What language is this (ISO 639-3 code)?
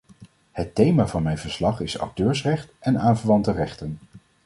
nld